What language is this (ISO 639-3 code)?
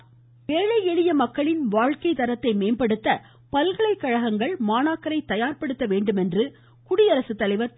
tam